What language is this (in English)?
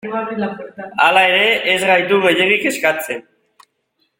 Basque